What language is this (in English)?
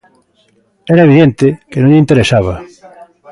Galician